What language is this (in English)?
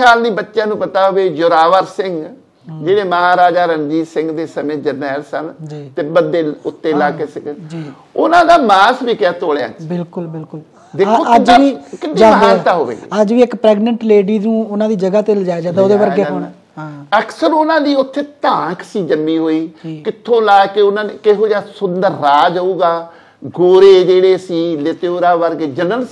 Punjabi